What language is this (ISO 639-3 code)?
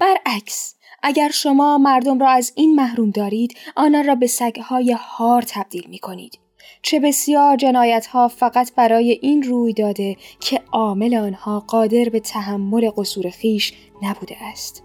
fas